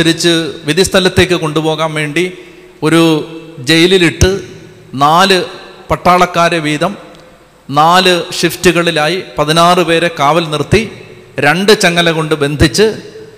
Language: Malayalam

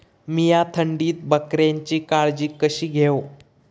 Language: Marathi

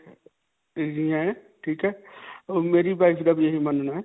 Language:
Punjabi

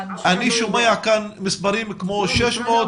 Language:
Hebrew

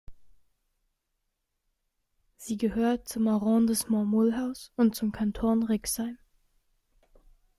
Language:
German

